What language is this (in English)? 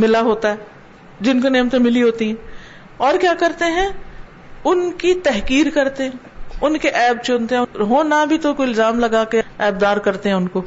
Urdu